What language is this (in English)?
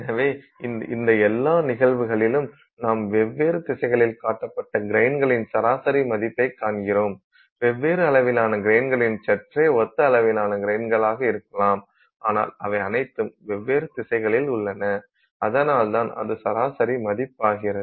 Tamil